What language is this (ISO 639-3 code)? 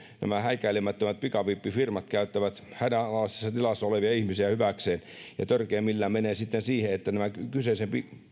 fin